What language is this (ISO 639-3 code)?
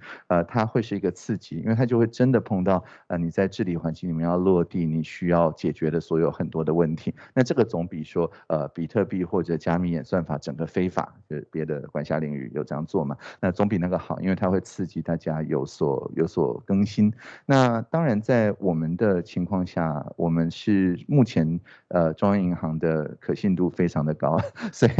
zho